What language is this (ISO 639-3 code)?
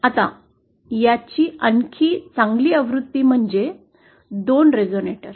mar